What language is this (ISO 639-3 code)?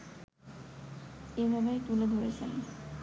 ben